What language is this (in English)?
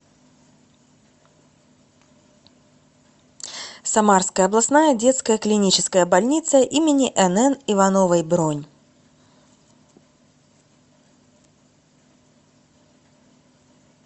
Russian